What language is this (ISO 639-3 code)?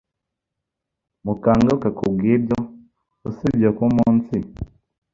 kin